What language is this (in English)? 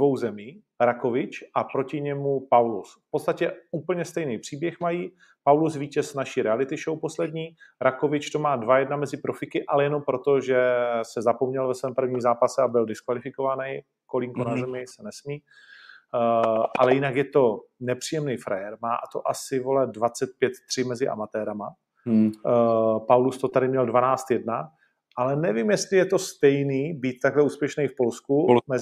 Czech